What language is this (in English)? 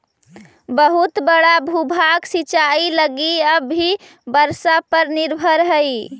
Magahi